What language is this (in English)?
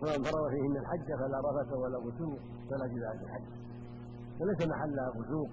Arabic